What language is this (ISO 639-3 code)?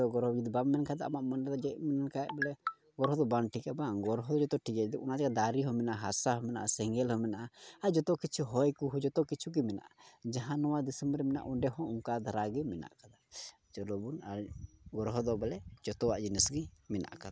sat